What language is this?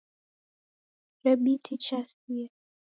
Taita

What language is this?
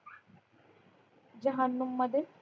Marathi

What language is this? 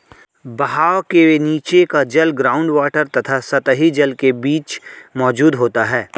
Hindi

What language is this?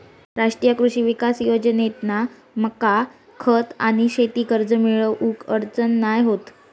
Marathi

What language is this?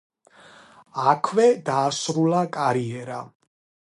Georgian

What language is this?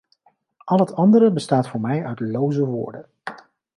Dutch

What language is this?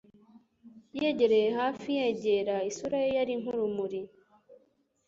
Kinyarwanda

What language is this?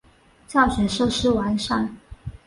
Chinese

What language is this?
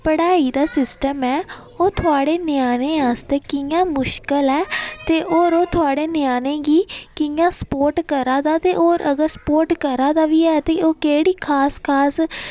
Dogri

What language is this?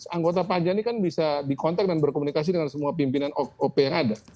Indonesian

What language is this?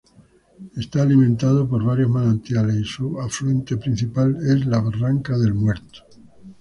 Spanish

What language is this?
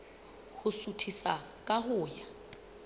Southern Sotho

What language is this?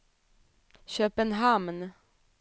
Swedish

